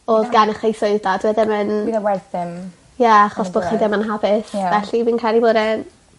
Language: Welsh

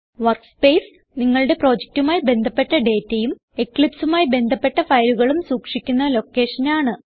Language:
Malayalam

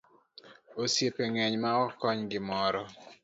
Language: Luo (Kenya and Tanzania)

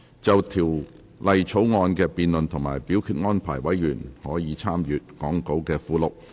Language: Cantonese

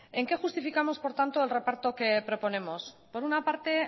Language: Spanish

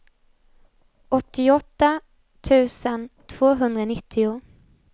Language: Swedish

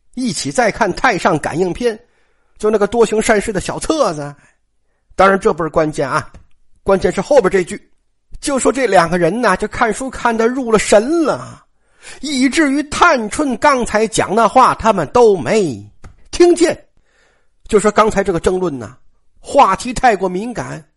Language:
Chinese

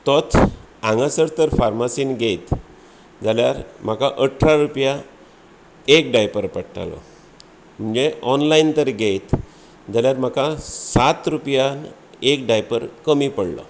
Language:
Konkani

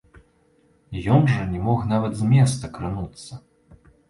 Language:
Belarusian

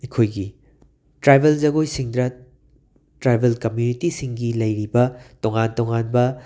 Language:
Manipuri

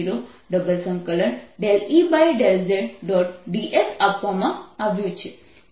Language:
Gujarati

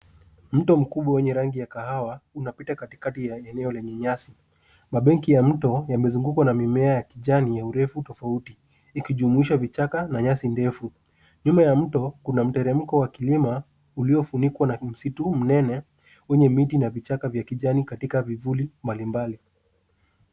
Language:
Swahili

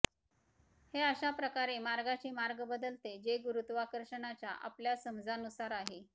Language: Marathi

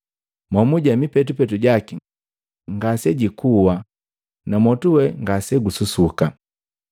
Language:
Matengo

